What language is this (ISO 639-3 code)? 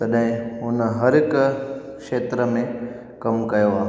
snd